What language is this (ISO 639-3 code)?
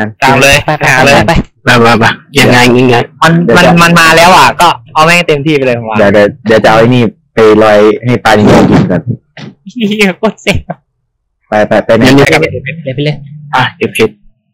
tha